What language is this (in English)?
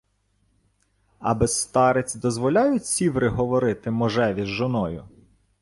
Ukrainian